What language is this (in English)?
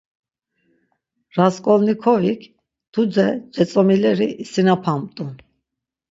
Laz